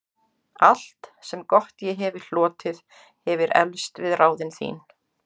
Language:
Icelandic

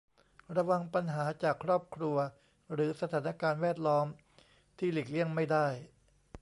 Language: Thai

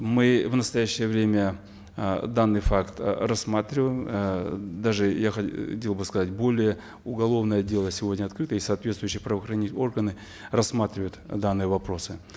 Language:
Kazakh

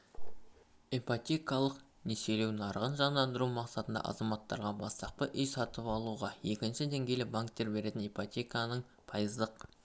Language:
Kazakh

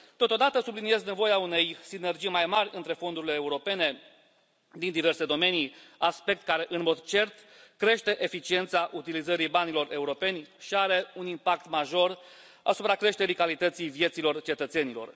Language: Romanian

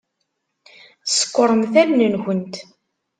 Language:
Kabyle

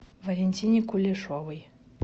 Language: Russian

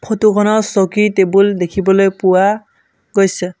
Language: Assamese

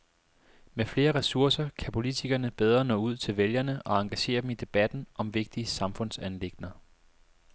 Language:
Danish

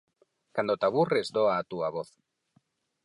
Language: Galician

